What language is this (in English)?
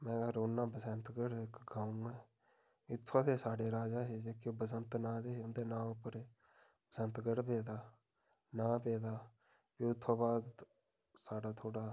Dogri